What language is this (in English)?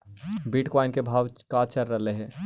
Magahi